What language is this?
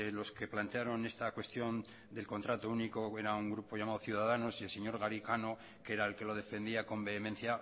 Spanish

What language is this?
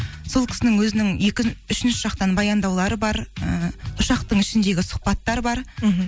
Kazakh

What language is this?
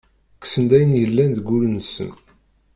Kabyle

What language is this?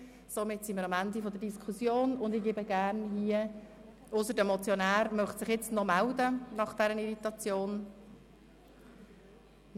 Swiss German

